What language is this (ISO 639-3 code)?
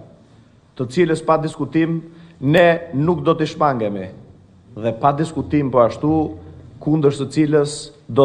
ron